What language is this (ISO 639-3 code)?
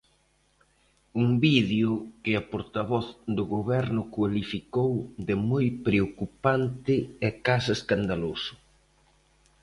glg